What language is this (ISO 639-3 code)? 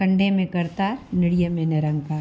snd